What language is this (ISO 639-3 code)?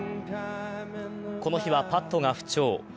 jpn